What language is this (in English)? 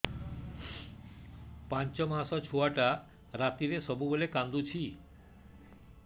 Odia